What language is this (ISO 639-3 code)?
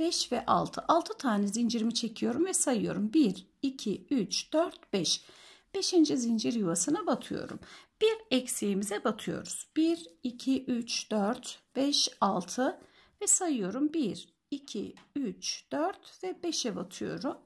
tur